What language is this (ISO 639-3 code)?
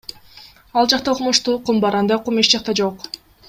kir